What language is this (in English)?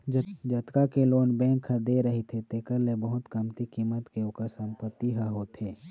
Chhattisgarhi